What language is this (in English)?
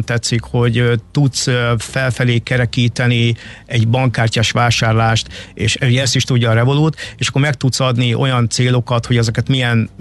Hungarian